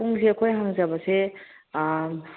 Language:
Manipuri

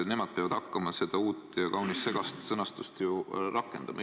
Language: Estonian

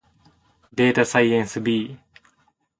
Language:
Japanese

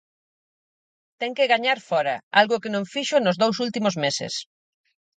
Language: Galician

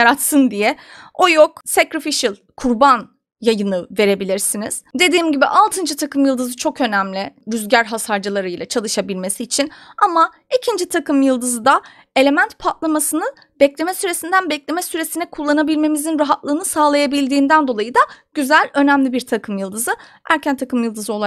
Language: Turkish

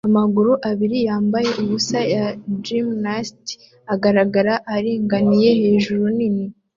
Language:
Kinyarwanda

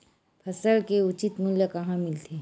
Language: Chhattisgarhi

